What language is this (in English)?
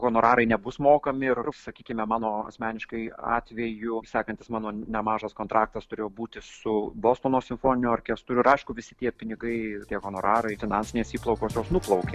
Lithuanian